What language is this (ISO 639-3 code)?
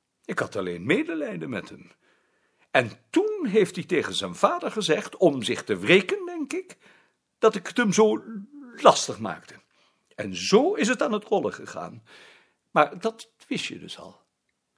nld